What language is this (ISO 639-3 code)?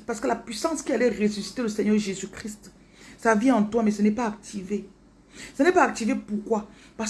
fra